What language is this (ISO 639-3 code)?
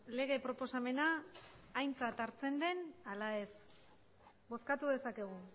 eus